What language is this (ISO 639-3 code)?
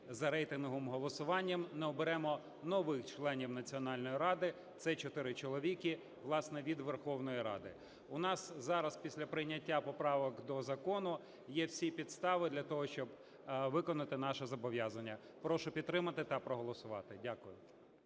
ukr